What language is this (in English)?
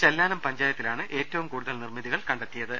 Malayalam